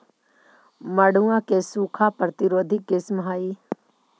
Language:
Magahi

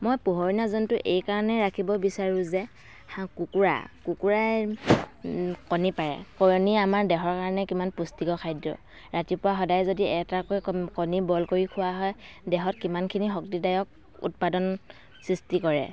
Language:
Assamese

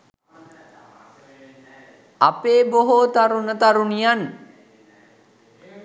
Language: Sinhala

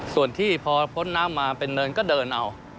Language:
Thai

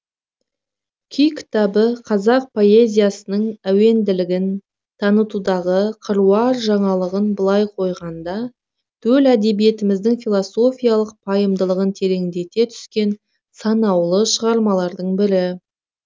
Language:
Kazakh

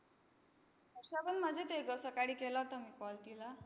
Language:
Marathi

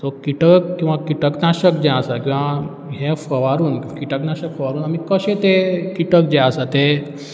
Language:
Konkani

